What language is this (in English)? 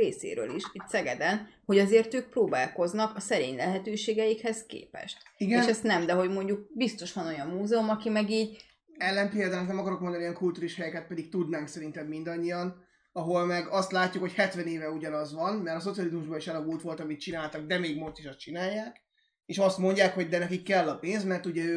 Hungarian